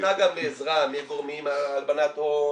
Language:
Hebrew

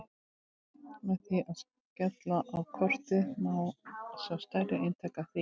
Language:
Icelandic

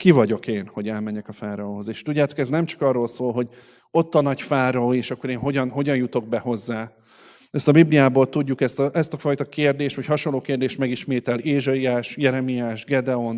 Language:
Hungarian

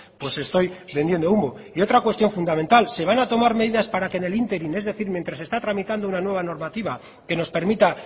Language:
Spanish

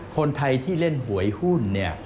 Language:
Thai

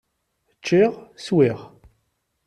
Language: Kabyle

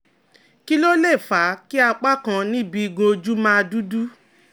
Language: Yoruba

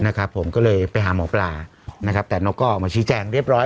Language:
Thai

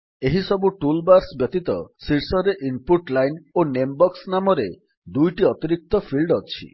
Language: Odia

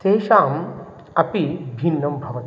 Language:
Sanskrit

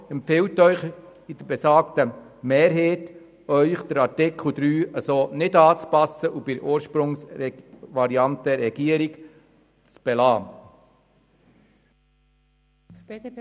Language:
Swiss German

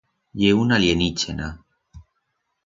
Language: Aragonese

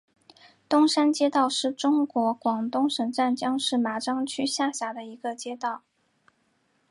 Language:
Chinese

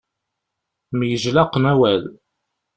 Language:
Kabyle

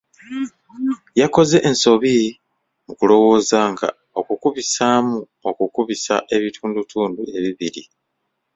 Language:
Ganda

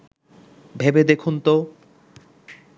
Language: Bangla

